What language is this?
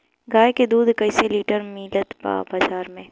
Bhojpuri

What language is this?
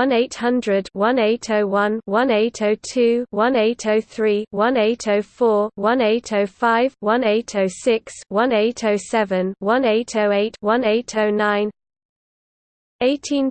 English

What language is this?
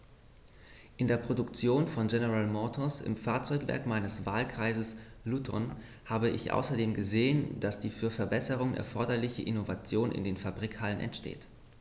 German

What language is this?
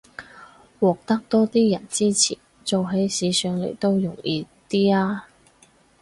Cantonese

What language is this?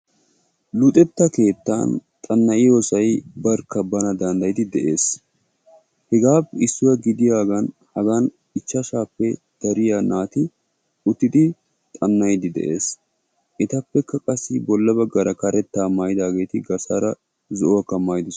Wolaytta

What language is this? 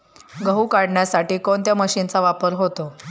Marathi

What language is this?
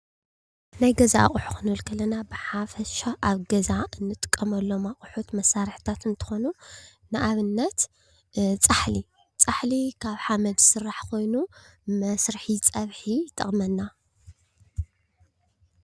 Tigrinya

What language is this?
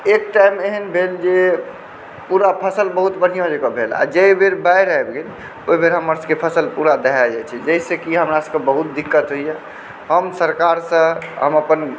Maithili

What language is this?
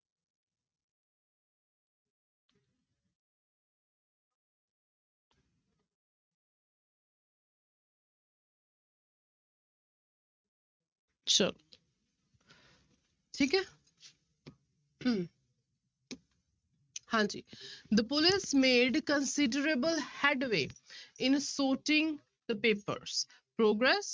Punjabi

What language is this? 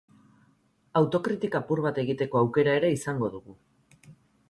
Basque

